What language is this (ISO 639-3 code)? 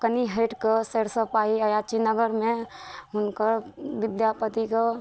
mai